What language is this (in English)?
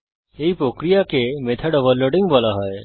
Bangla